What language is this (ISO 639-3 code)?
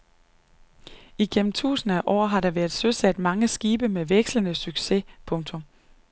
dan